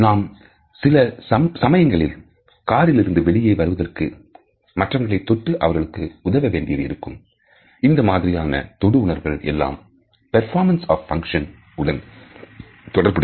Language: Tamil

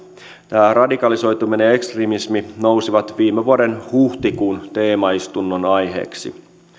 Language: Finnish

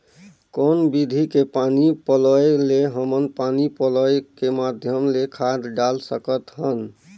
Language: Chhattisgarhi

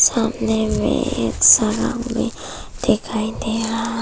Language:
Hindi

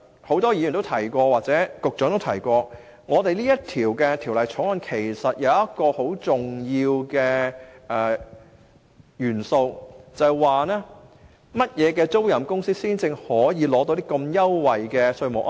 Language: Cantonese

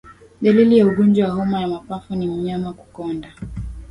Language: Swahili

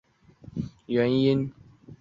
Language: Chinese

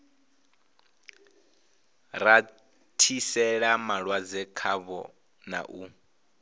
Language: Venda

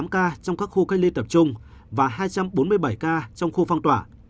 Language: Vietnamese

